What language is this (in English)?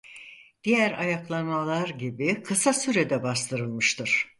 Turkish